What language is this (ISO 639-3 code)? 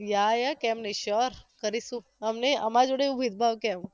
guj